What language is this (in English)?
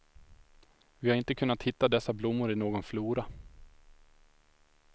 Swedish